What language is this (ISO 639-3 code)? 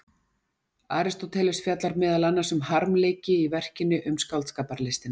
isl